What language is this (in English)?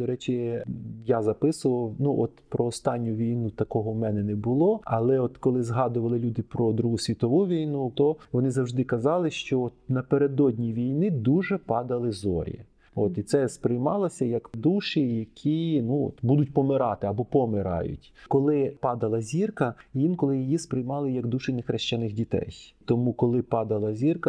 Ukrainian